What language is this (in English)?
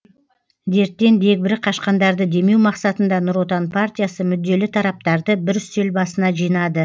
Kazakh